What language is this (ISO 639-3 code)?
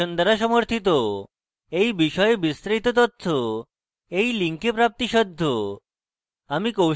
ben